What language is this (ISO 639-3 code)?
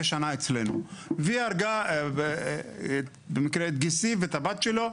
heb